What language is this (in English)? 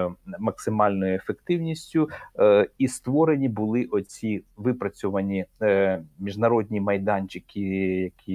Ukrainian